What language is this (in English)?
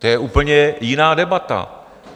Czech